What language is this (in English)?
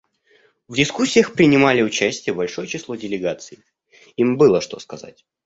Russian